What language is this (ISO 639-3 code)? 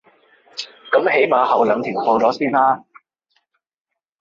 yue